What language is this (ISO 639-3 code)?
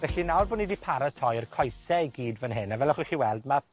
cym